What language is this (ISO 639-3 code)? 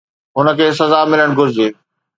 snd